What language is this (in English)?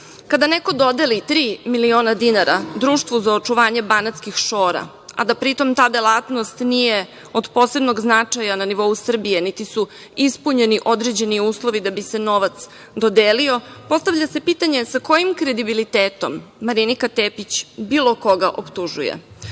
Serbian